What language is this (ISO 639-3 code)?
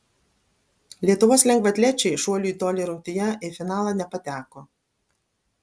lit